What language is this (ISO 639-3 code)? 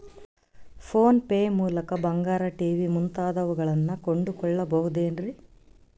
kan